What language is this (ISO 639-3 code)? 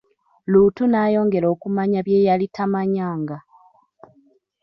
lug